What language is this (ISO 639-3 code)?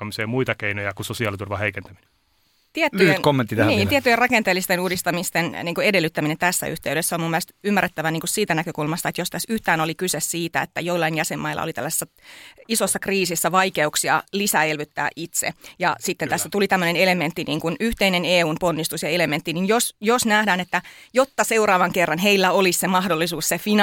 fin